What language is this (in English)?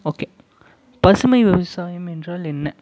Tamil